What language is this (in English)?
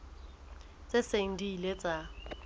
Southern Sotho